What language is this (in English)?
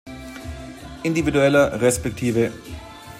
German